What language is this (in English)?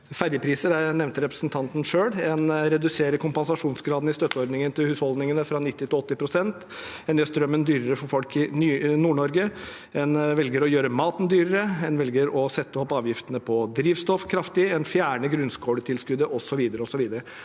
Norwegian